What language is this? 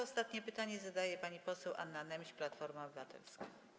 Polish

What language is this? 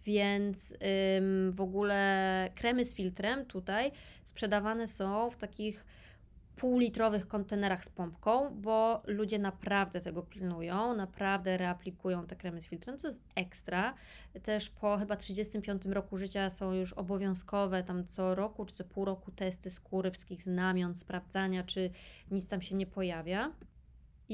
Polish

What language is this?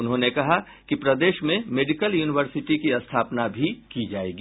Hindi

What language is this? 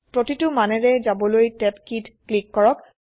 Assamese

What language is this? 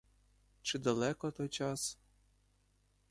Ukrainian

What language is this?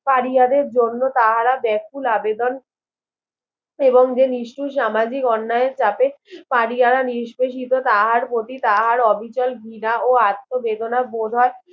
Bangla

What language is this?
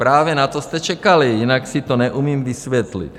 Czech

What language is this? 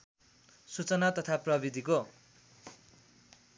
Nepali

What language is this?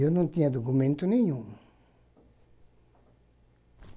Portuguese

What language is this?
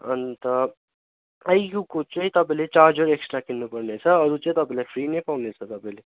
Nepali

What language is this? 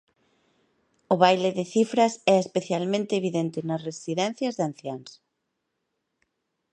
Galician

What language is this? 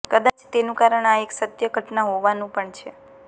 Gujarati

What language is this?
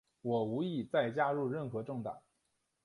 Chinese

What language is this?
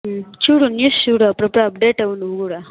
Telugu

